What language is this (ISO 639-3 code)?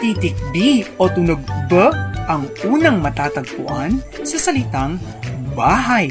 fil